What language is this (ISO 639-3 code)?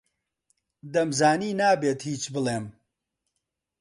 ckb